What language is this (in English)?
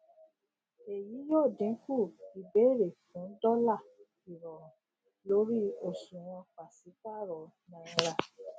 Yoruba